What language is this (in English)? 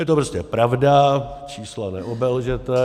Czech